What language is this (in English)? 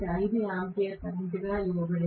Telugu